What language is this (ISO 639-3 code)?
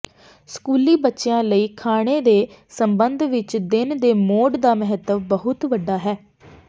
pan